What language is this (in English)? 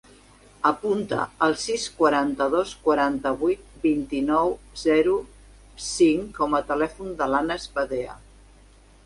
Catalan